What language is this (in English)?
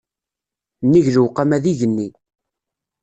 Kabyle